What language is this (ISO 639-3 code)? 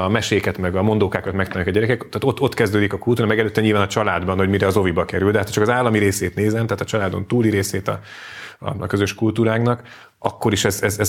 hun